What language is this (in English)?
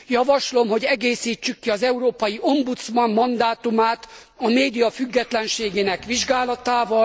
Hungarian